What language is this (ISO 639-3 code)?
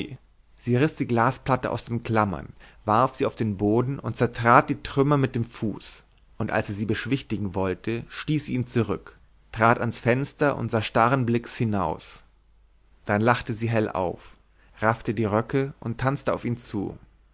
deu